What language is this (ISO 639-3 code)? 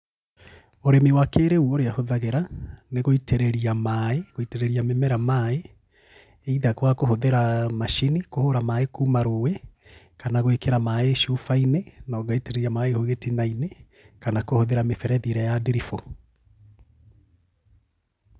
kik